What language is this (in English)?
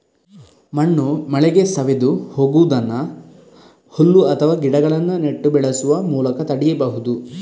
Kannada